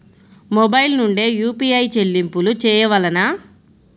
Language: Telugu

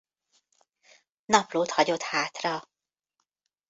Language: Hungarian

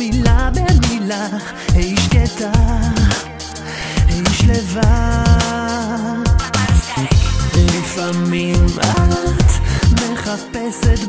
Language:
Hebrew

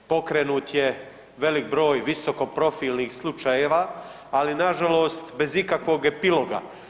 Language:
Croatian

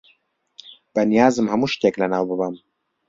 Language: Central Kurdish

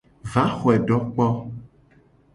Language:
Gen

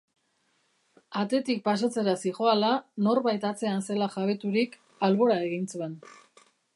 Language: Basque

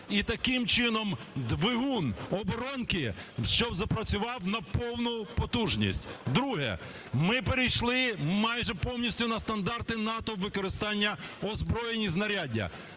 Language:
Ukrainian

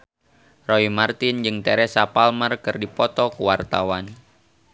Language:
Sundanese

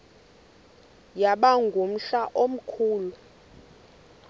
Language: Xhosa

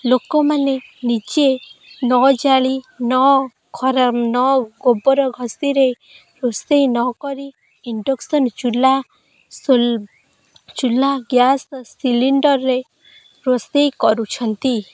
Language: Odia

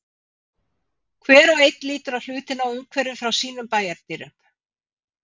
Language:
Icelandic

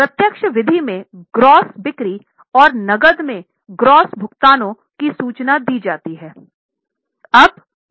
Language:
Hindi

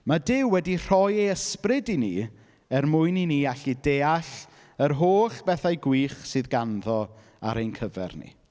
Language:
Welsh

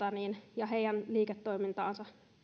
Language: Finnish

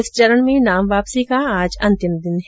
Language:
Hindi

